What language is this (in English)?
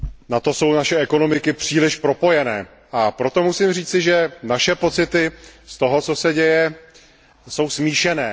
Czech